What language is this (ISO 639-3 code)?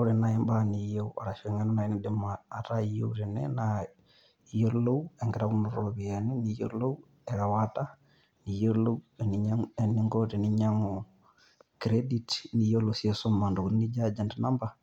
mas